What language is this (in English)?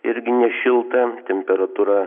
Lithuanian